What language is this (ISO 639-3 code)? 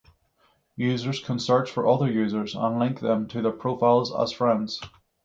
eng